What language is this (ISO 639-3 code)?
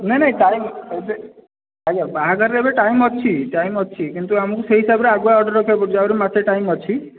ori